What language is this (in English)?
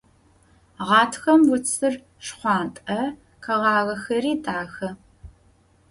Adyghe